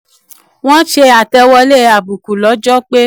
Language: Yoruba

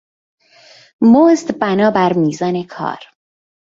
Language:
Persian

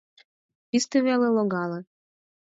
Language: Mari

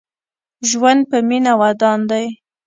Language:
Pashto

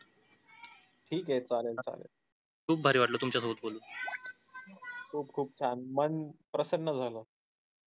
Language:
Marathi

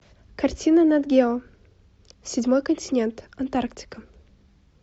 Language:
Russian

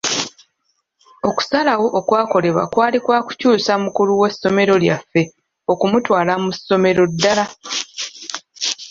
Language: Ganda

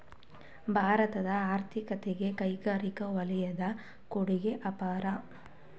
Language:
Kannada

